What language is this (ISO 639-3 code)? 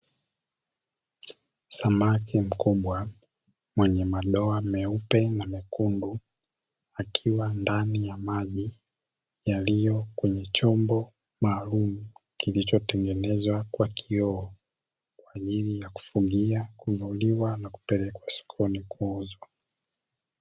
swa